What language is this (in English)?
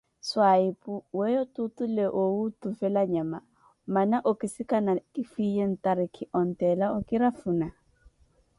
Koti